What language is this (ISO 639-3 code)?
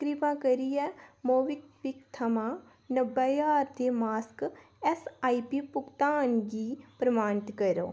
doi